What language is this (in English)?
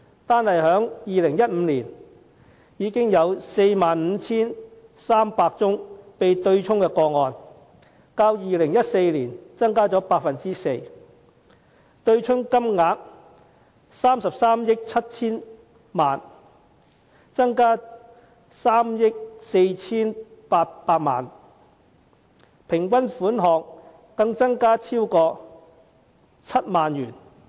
Cantonese